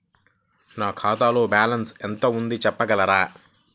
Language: Telugu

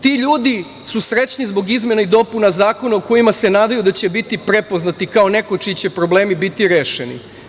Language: Serbian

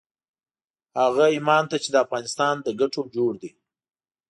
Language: Pashto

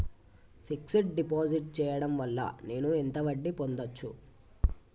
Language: Telugu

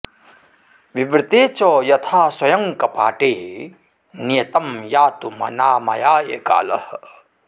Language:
Sanskrit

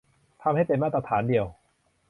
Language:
Thai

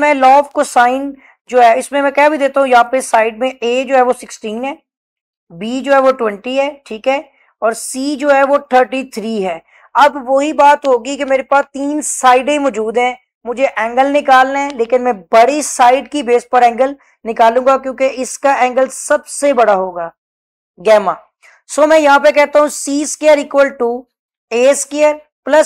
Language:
Hindi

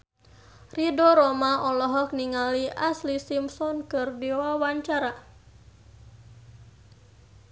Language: Sundanese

